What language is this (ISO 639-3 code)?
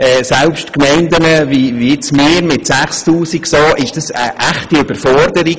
gsw